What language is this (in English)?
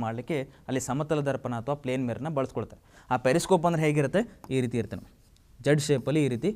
Hindi